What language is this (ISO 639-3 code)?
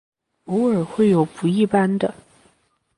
zho